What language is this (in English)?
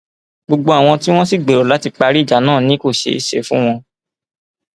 Yoruba